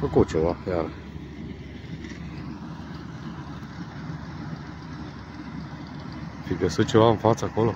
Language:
Romanian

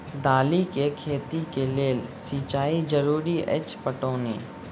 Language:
Maithili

